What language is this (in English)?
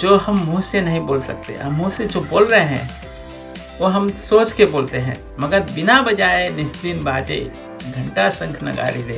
Hindi